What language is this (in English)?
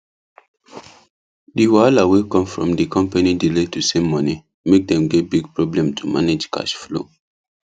Nigerian Pidgin